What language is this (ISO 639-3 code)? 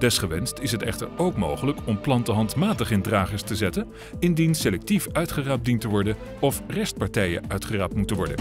nld